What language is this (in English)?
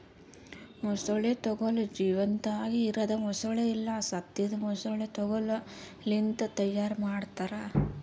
Kannada